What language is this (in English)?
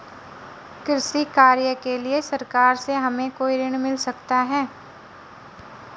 Hindi